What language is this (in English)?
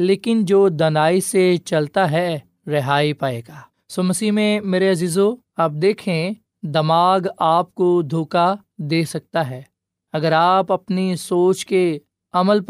Urdu